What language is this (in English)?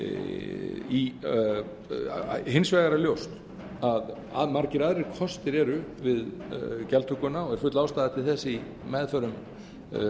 Icelandic